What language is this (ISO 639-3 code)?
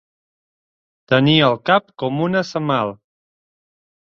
cat